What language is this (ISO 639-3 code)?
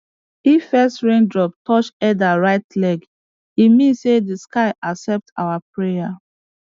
pcm